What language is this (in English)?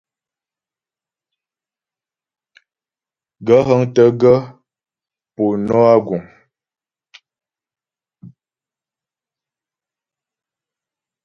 Ghomala